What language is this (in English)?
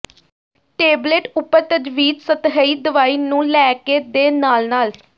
Punjabi